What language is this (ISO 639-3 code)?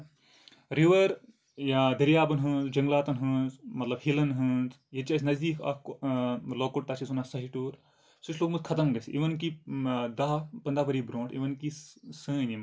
kas